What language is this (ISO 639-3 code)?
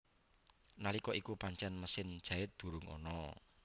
jav